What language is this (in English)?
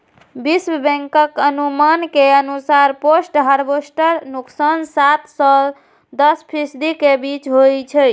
Maithili